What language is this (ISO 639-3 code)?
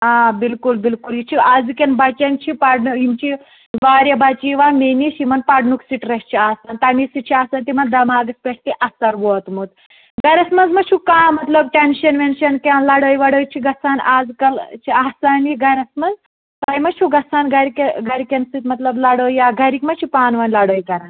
kas